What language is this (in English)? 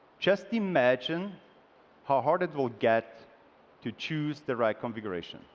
English